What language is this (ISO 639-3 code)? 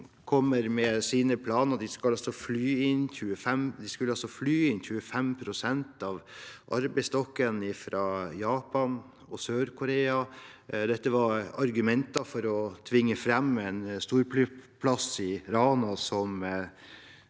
nor